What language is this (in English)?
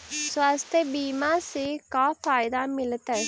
Magahi